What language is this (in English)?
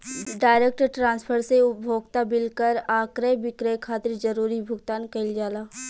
Bhojpuri